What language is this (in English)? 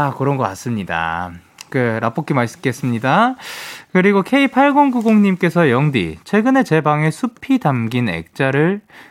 Korean